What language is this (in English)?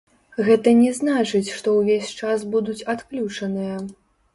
Belarusian